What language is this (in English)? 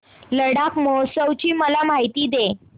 Marathi